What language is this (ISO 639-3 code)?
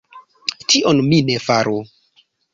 epo